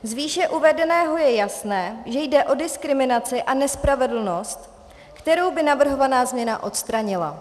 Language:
Czech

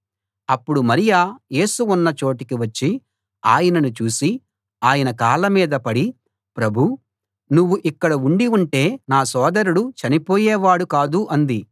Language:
Telugu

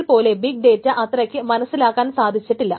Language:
Malayalam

